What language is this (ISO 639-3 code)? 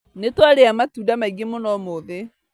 kik